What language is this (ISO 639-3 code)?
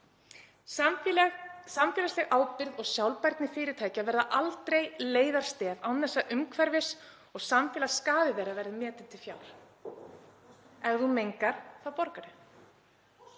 isl